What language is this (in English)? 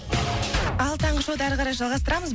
Kazakh